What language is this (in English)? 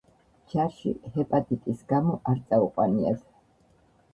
Georgian